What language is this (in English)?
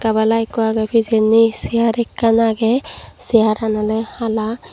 Chakma